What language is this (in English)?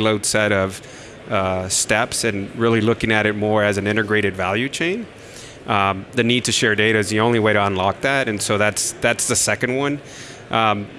English